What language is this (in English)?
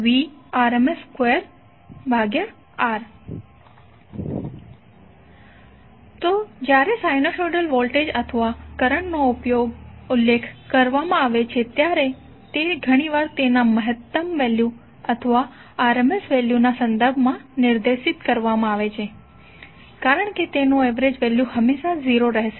Gujarati